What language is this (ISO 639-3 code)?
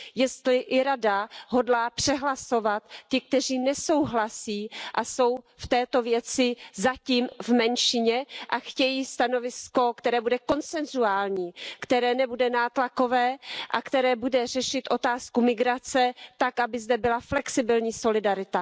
ces